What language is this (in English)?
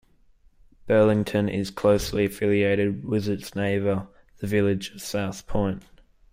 English